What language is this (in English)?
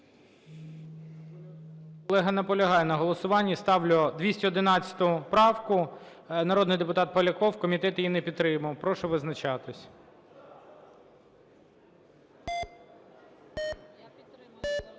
Ukrainian